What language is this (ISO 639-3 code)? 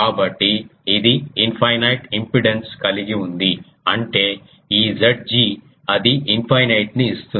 tel